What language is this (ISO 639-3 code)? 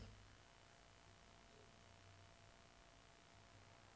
dan